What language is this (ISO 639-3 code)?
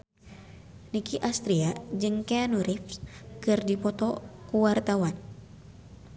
sun